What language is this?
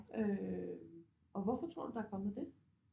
Danish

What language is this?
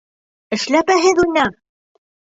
Bashkir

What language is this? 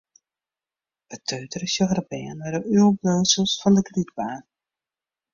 Western Frisian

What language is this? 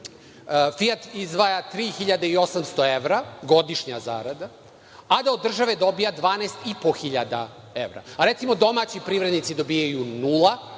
Serbian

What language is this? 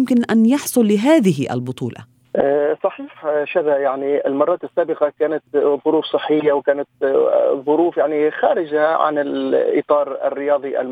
Arabic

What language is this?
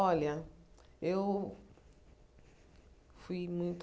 Portuguese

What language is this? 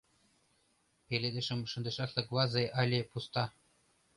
Mari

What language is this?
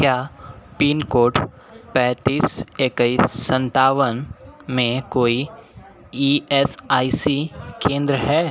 Hindi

